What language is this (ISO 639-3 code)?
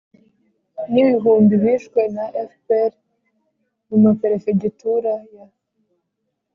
kin